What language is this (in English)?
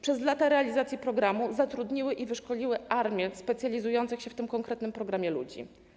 Polish